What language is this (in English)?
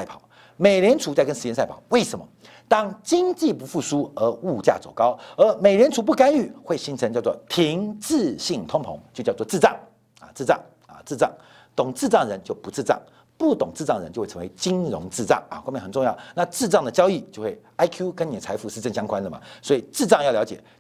Chinese